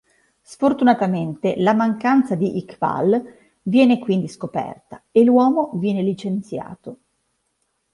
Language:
Italian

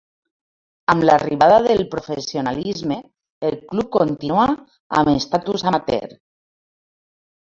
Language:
Catalan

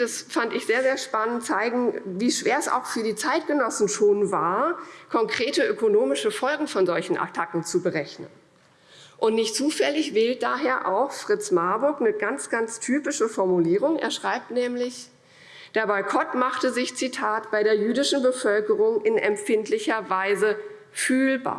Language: German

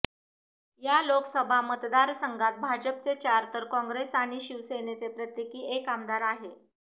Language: Marathi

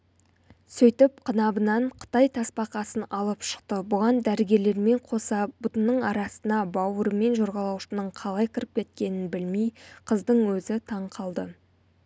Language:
Kazakh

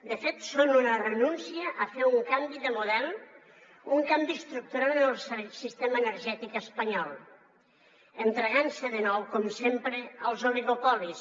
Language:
Catalan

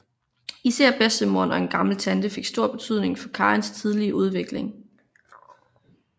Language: Danish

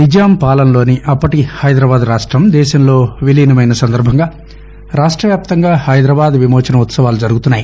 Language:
Telugu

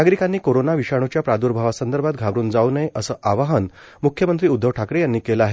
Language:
Marathi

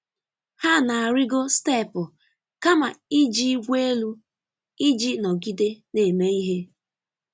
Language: Igbo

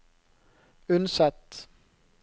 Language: Norwegian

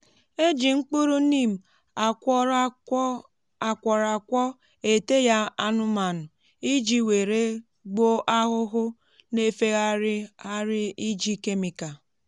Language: Igbo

